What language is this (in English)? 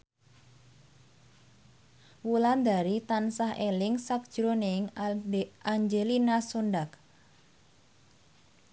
Javanese